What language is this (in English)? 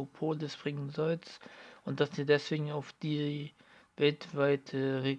German